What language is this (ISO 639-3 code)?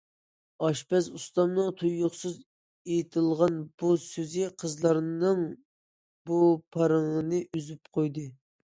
uig